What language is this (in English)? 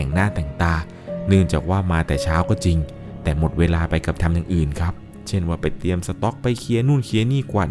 Thai